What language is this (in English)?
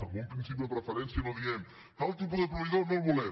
Catalan